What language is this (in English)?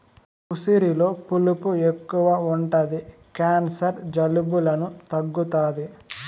Telugu